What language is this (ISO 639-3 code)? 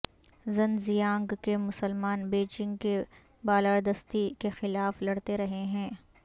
urd